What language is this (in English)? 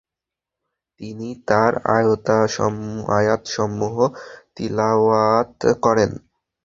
Bangla